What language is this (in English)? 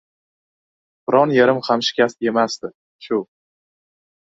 Uzbek